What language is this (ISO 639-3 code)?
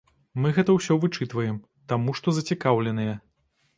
bel